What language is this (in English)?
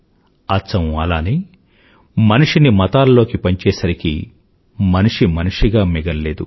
Telugu